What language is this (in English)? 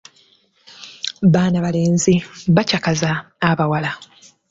Ganda